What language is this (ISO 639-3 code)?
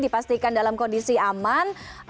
ind